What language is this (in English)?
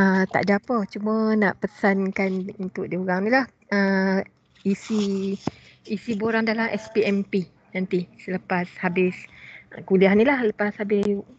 Malay